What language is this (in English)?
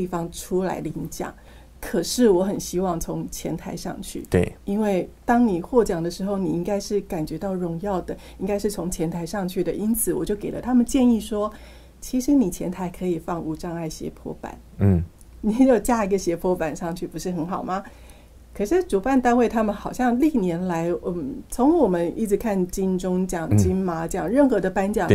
Chinese